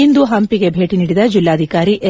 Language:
Kannada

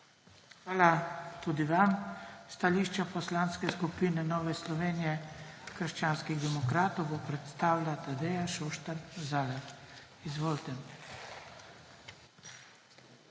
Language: Slovenian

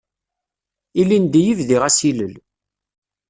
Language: Kabyle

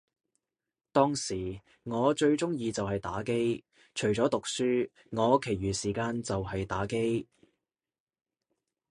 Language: Cantonese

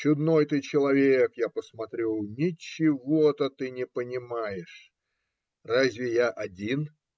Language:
Russian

